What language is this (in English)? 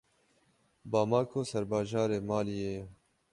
Kurdish